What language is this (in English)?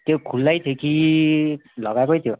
Nepali